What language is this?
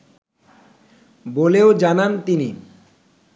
Bangla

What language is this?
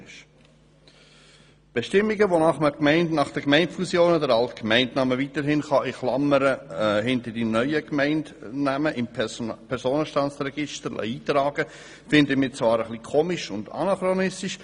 Swiss German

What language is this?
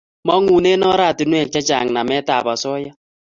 Kalenjin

